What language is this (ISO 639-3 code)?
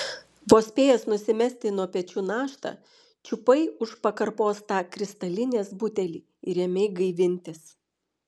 lit